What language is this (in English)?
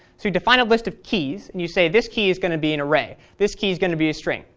English